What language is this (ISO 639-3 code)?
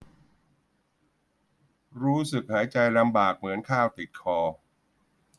tha